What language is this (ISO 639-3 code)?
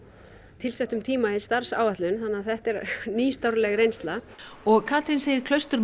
isl